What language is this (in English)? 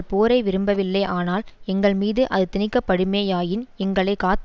Tamil